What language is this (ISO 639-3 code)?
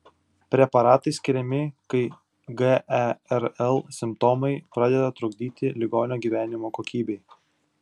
lit